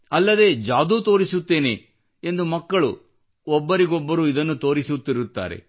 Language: Kannada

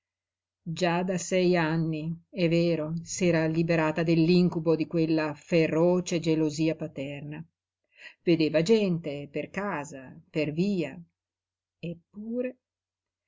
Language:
Italian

